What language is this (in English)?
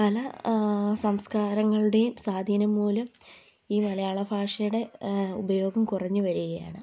Malayalam